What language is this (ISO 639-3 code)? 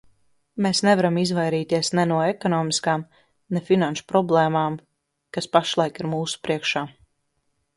lav